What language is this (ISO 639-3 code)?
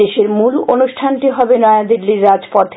ben